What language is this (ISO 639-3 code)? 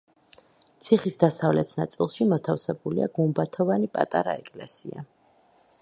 kat